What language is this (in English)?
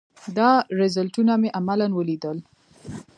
Pashto